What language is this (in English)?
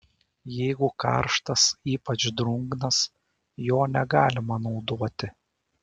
Lithuanian